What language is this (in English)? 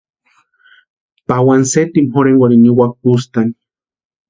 Western Highland Purepecha